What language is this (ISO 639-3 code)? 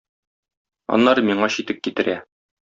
tat